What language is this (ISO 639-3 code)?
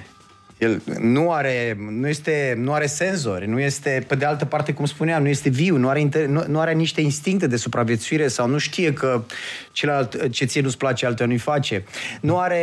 ron